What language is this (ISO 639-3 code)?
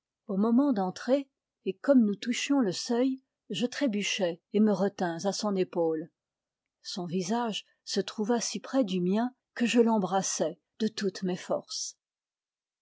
fra